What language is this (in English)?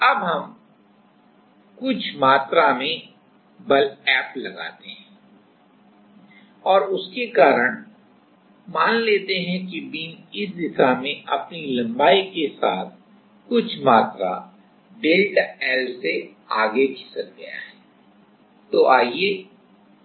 Hindi